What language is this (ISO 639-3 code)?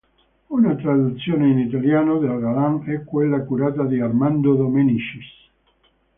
ita